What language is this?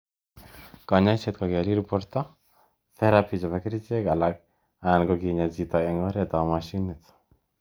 Kalenjin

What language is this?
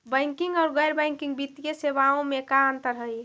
Magahi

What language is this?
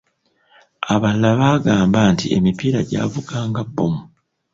Ganda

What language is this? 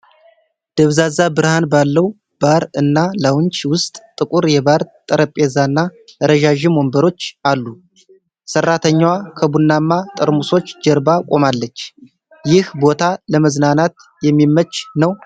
Amharic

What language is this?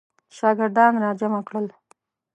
Pashto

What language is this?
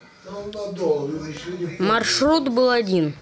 Russian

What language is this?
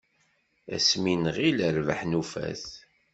Kabyle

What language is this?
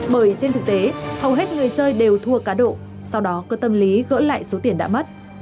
Vietnamese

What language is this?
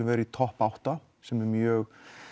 Icelandic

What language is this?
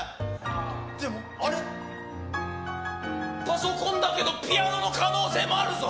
Japanese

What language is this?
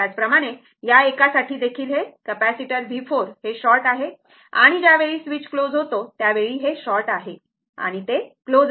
Marathi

